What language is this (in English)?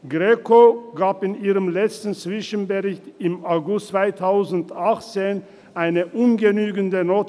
Swiss German